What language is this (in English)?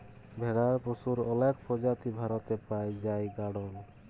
Bangla